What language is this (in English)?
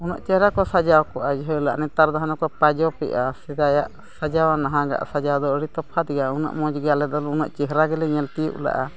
Santali